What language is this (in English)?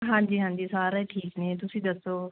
Punjabi